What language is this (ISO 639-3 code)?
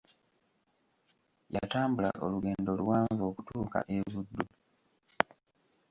lug